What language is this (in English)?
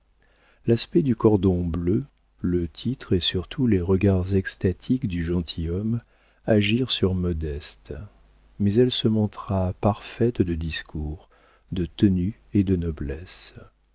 French